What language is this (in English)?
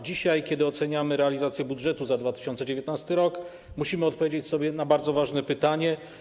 Polish